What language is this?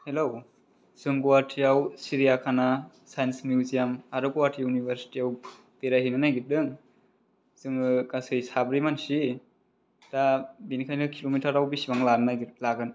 Bodo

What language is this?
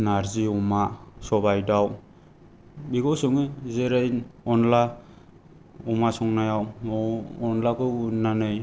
Bodo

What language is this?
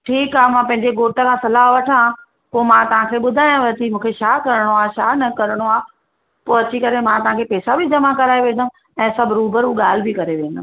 Sindhi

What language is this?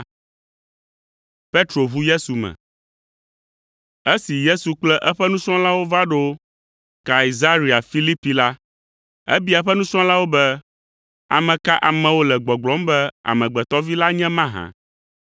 Ewe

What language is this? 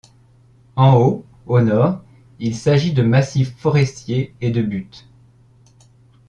French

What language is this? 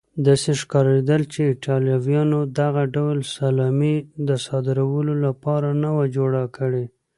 Pashto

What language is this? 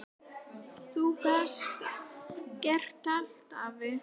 Icelandic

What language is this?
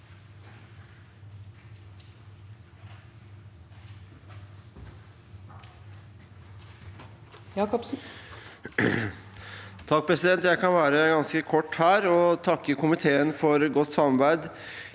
Norwegian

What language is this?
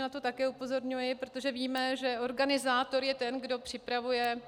Czech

